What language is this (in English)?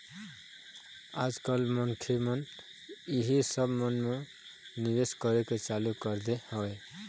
Chhattisgarhi